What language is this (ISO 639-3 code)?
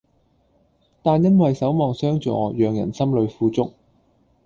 yue